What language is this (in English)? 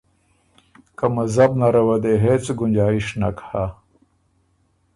Ormuri